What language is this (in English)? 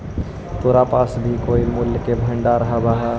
Magahi